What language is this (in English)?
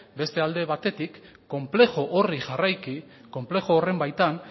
Basque